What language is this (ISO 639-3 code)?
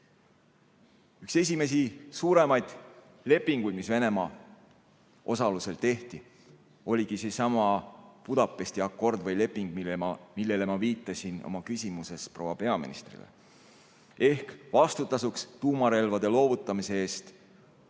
est